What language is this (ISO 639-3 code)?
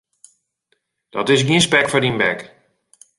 fry